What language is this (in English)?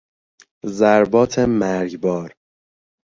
Persian